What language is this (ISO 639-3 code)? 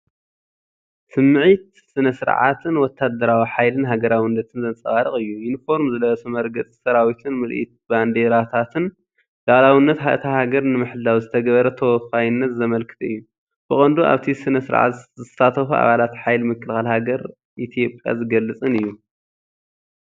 tir